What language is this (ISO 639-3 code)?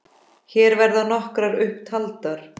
isl